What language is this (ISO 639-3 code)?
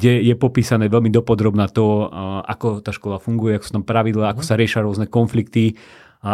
slk